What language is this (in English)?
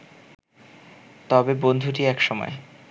Bangla